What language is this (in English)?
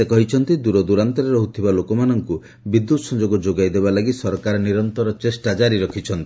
Odia